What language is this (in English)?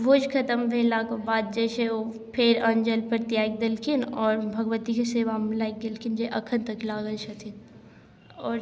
Maithili